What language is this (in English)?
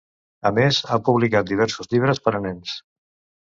Catalan